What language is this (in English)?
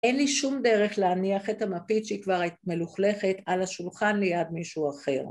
Hebrew